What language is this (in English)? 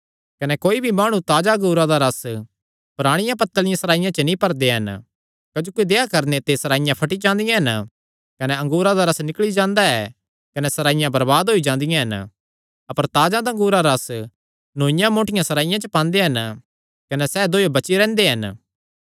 Kangri